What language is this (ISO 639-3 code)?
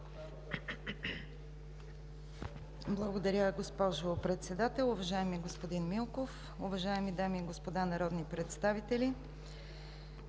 bul